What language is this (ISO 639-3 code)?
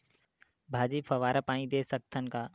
hne